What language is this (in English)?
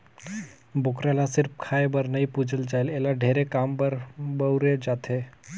Chhattisgarhi